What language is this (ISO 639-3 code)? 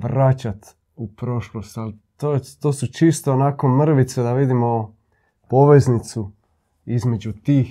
hrv